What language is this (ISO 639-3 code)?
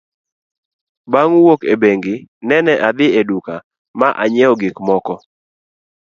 luo